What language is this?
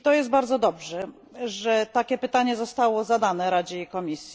Polish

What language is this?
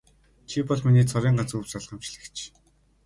Mongolian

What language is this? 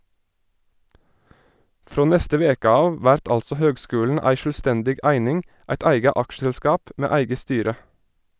Norwegian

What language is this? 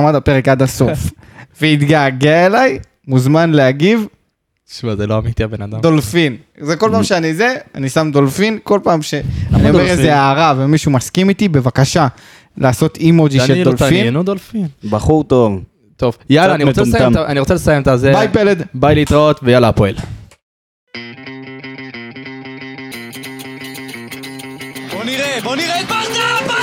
Hebrew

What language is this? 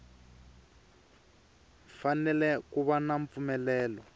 Tsonga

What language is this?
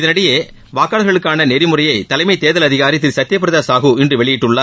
Tamil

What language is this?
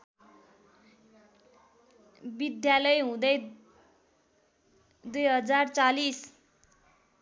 Nepali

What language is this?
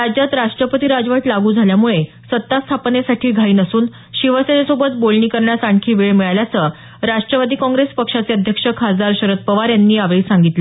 Marathi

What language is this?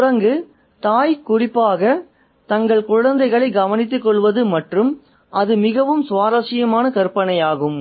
Tamil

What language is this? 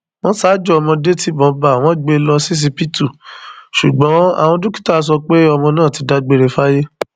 Yoruba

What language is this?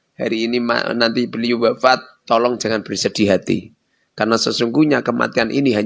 Indonesian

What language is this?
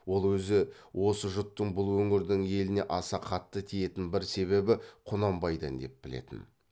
Kazakh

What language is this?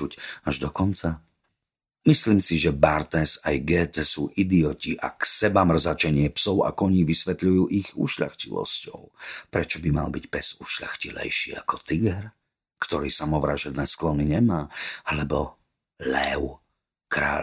Slovak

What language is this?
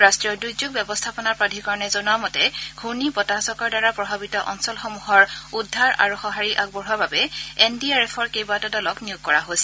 Assamese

